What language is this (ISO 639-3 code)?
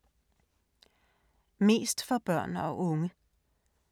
dan